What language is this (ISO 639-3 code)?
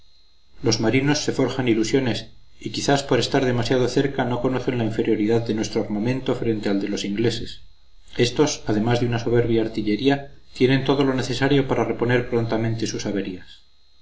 spa